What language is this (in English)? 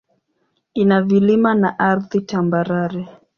Swahili